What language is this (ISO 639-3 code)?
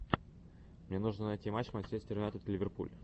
rus